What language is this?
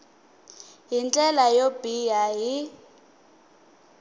Tsonga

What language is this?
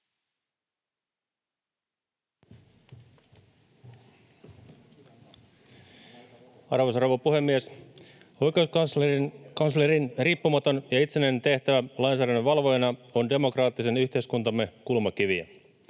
Finnish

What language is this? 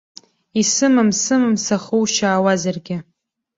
Abkhazian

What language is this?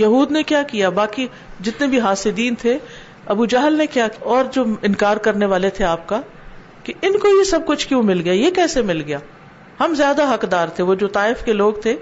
Urdu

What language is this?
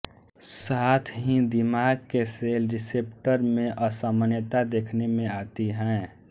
Hindi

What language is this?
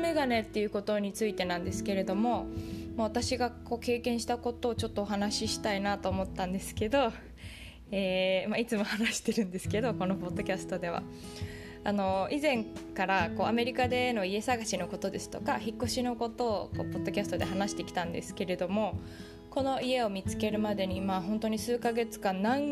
Japanese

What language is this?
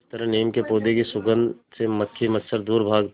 Hindi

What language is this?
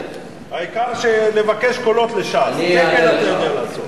Hebrew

